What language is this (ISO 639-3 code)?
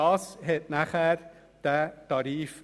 gsw